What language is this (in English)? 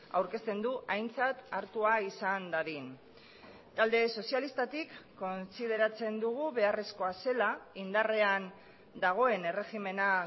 Basque